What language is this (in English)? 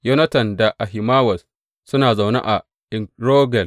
Hausa